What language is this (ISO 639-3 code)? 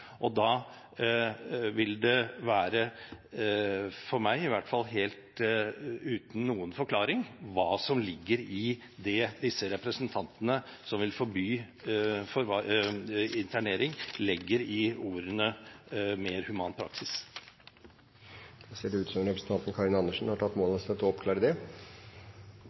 nob